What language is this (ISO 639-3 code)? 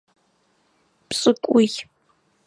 ady